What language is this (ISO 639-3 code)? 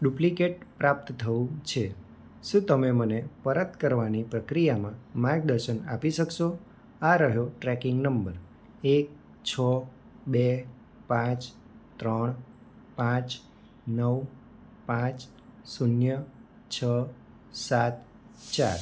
guj